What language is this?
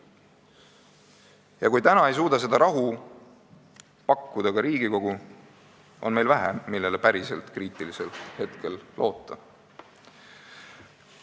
Estonian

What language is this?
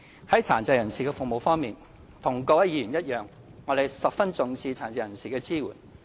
Cantonese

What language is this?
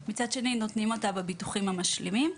Hebrew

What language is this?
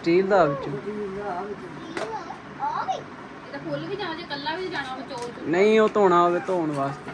Punjabi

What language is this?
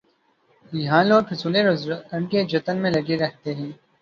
Urdu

